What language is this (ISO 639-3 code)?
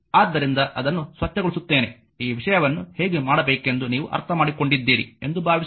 kan